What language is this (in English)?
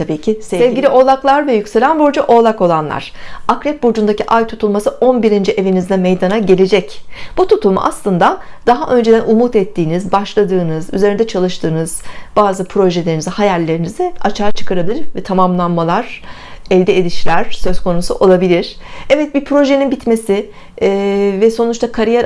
Turkish